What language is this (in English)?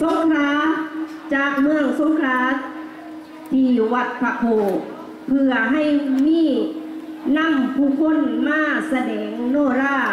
Thai